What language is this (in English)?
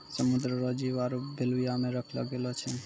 Maithili